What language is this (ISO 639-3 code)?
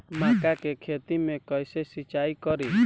bho